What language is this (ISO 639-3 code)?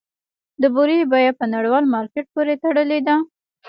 pus